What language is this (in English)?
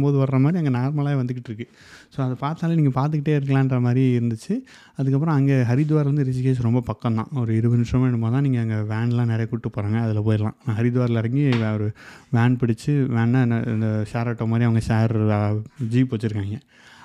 Tamil